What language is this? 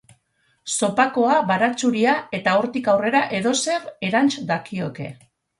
Basque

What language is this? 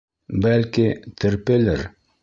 Bashkir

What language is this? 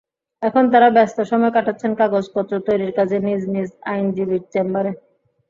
Bangla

